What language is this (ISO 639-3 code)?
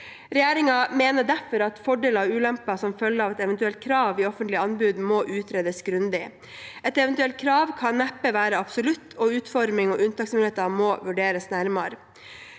nor